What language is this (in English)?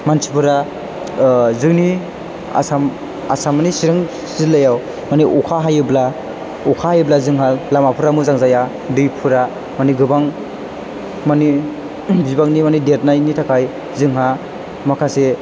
Bodo